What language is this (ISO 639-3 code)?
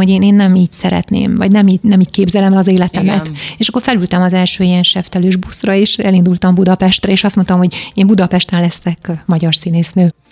hun